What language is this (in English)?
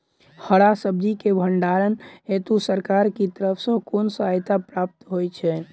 Maithili